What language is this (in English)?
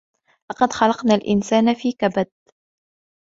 Arabic